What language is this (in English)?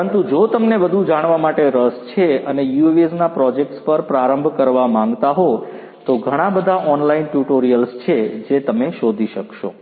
Gujarati